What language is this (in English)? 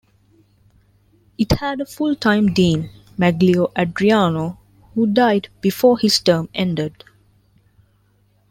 English